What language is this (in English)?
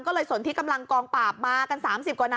Thai